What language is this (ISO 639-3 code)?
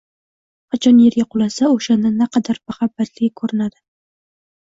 uzb